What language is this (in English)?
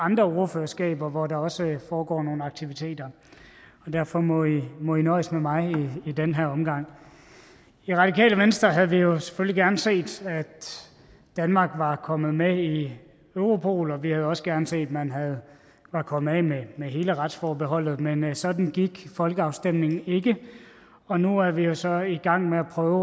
Danish